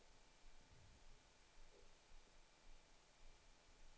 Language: Swedish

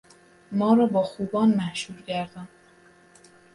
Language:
Persian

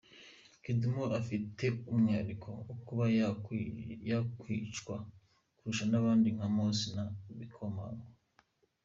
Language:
Kinyarwanda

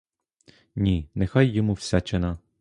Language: Ukrainian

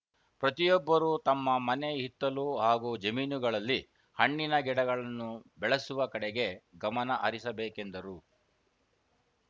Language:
Kannada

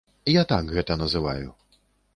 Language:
Belarusian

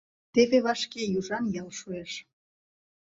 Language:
Mari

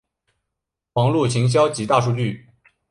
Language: Chinese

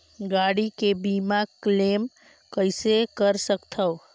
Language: Chhattisgarhi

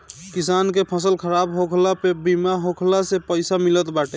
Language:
Bhojpuri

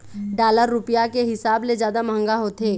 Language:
Chhattisgarhi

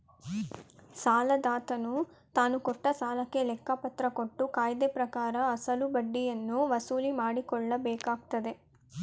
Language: Kannada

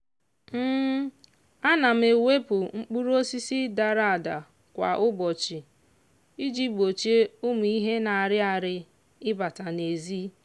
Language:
Igbo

